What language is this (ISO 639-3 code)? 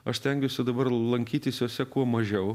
lit